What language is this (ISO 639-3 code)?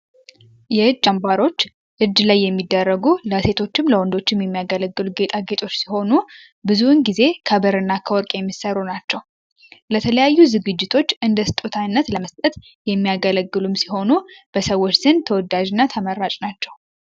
amh